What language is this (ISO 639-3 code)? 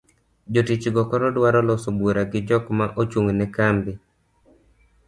luo